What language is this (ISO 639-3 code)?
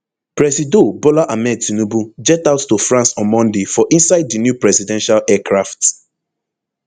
pcm